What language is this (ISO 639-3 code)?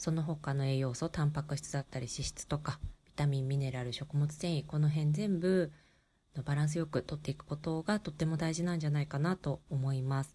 jpn